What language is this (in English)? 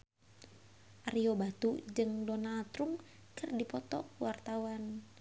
Sundanese